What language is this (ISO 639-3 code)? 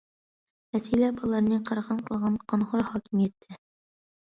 uig